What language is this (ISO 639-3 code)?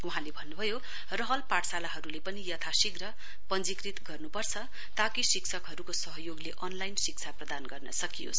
nep